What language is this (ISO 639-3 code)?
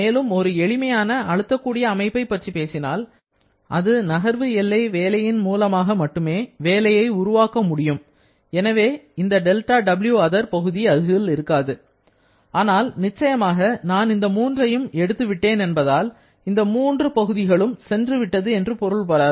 tam